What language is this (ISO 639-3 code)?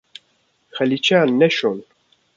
kur